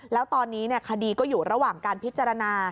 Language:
Thai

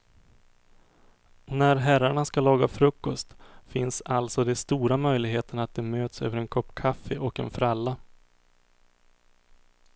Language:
Swedish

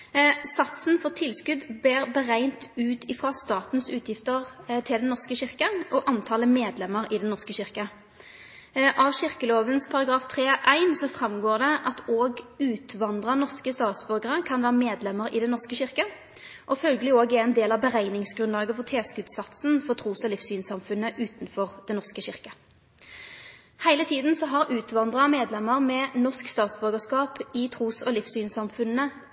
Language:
Norwegian Nynorsk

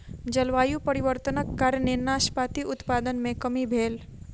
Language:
Maithili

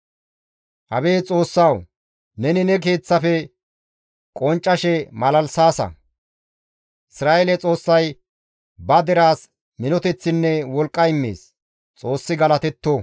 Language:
Gamo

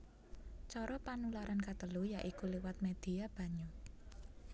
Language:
Javanese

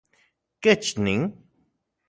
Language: Central Puebla Nahuatl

